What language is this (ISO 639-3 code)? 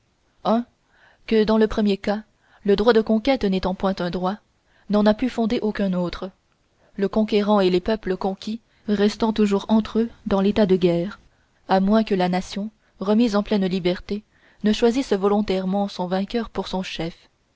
fra